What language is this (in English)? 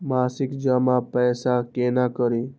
Maithili